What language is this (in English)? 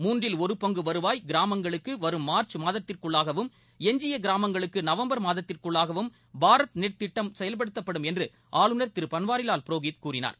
Tamil